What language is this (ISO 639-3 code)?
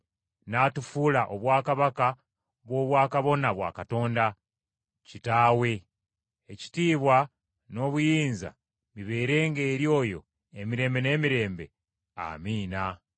lug